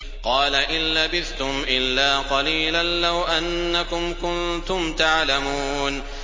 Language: Arabic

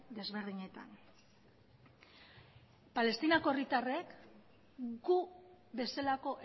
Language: Basque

